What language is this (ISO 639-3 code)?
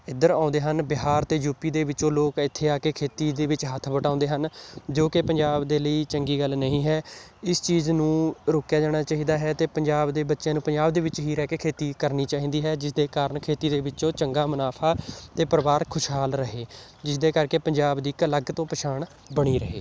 pan